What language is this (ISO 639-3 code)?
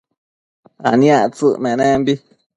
mcf